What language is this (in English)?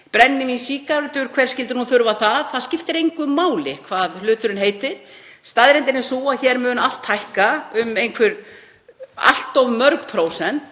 Icelandic